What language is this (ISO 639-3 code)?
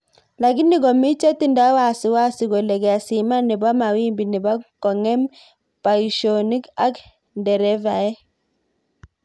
kln